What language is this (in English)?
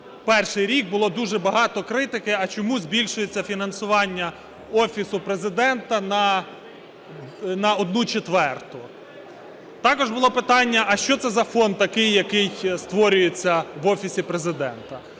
Ukrainian